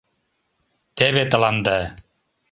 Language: Mari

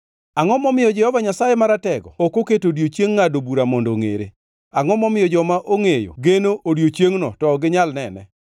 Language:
Luo (Kenya and Tanzania)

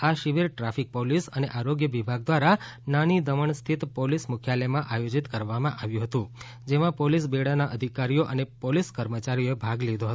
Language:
Gujarati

